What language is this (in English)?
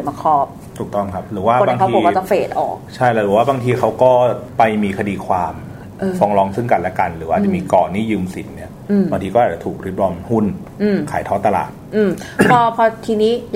Thai